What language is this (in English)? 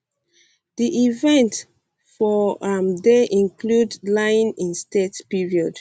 Nigerian Pidgin